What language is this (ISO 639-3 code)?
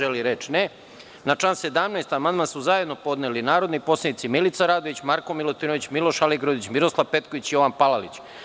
srp